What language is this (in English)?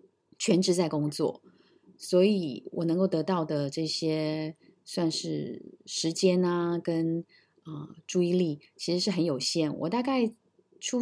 Chinese